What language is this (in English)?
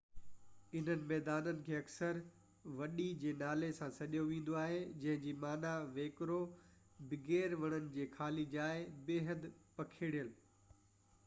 Sindhi